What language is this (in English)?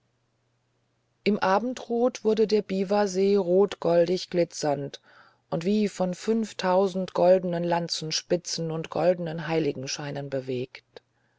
German